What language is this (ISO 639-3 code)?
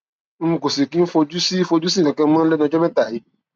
yor